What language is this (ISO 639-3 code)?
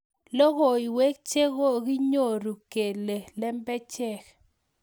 kln